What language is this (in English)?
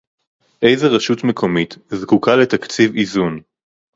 Hebrew